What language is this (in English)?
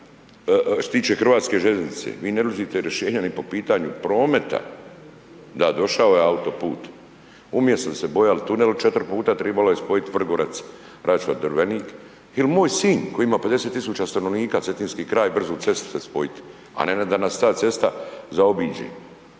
Croatian